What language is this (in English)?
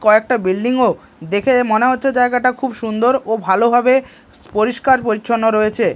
Bangla